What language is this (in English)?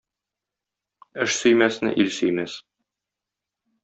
Tatar